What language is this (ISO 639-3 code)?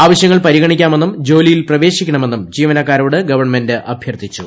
mal